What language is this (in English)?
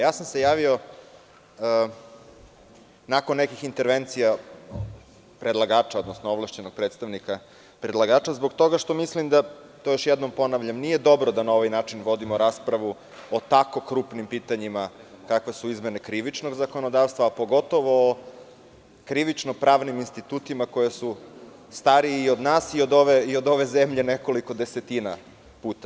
Serbian